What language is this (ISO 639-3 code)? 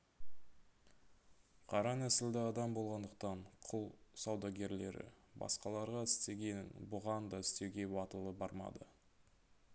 kaz